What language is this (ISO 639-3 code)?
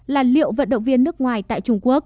vie